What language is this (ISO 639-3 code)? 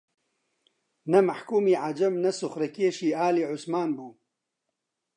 ckb